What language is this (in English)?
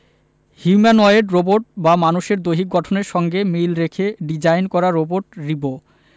Bangla